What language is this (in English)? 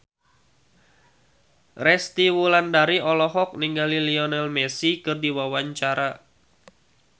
Sundanese